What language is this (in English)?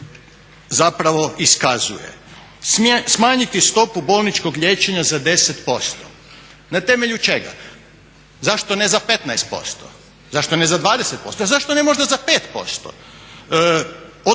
Croatian